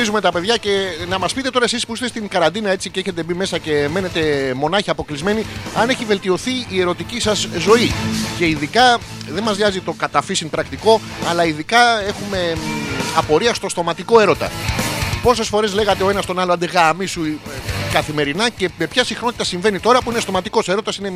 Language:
Greek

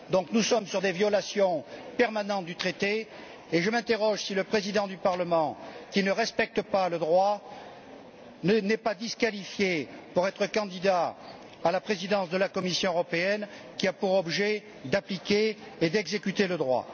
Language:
French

